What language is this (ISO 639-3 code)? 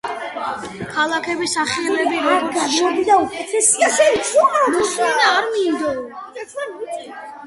kat